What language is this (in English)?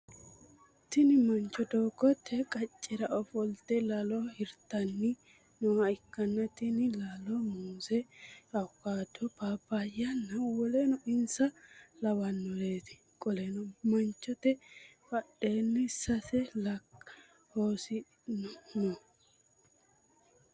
Sidamo